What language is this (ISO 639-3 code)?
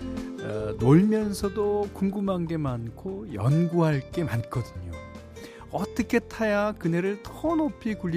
kor